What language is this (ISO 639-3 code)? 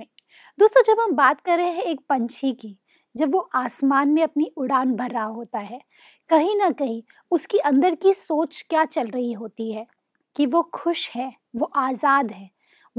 hin